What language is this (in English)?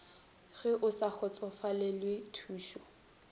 Northern Sotho